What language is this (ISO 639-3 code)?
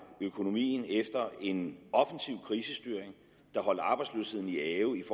dan